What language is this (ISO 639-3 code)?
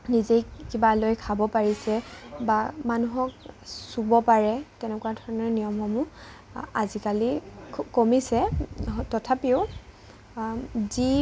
asm